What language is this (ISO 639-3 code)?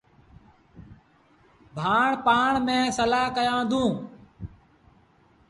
sbn